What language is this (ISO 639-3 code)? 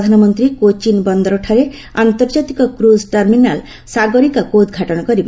ori